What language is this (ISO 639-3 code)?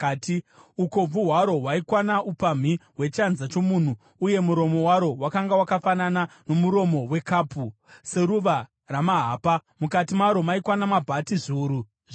sna